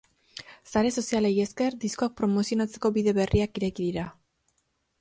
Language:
Basque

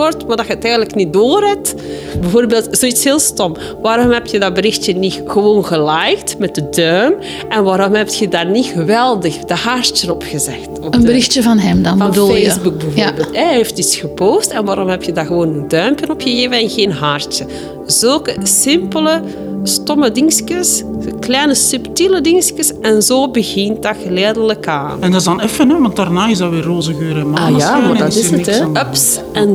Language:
Dutch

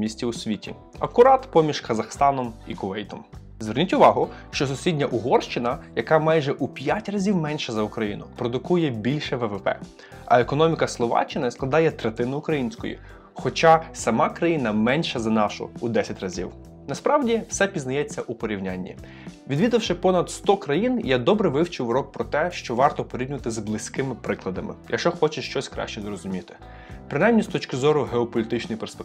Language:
Ukrainian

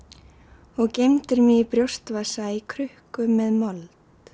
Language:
Icelandic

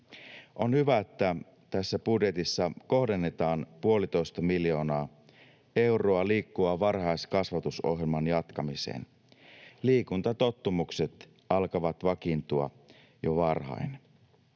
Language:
Finnish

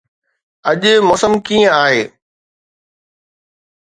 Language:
Sindhi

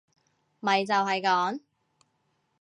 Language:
Cantonese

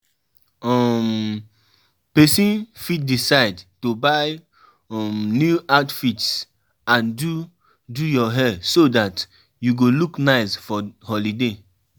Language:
Nigerian Pidgin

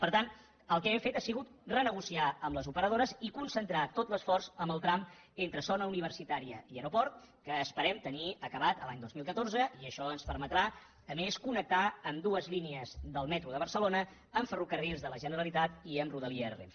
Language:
Catalan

